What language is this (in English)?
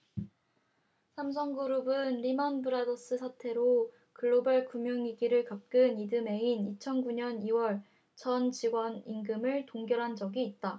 Korean